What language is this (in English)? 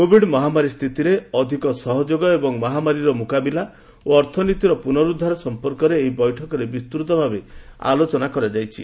Odia